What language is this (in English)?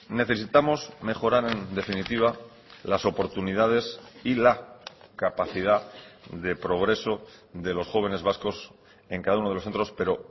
Spanish